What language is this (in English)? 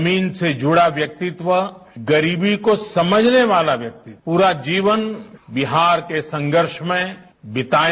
Hindi